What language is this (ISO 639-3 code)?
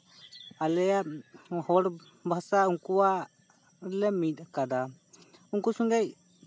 sat